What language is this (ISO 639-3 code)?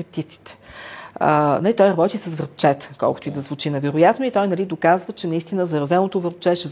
bul